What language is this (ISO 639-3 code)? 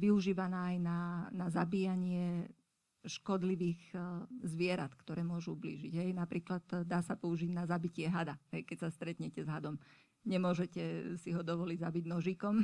slk